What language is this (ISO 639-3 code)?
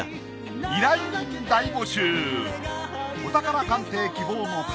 jpn